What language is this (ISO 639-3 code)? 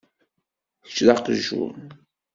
kab